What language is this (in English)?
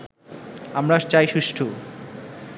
Bangla